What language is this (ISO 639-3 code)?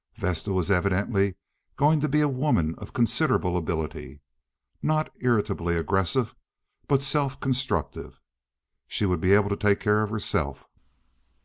eng